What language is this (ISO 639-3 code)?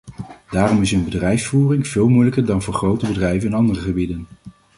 nld